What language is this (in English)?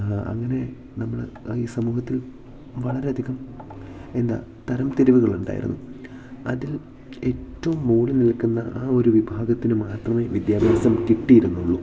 Malayalam